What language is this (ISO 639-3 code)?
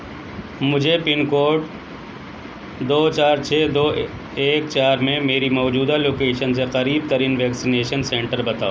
urd